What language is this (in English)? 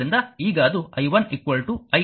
Kannada